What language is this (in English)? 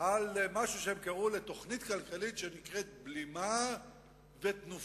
Hebrew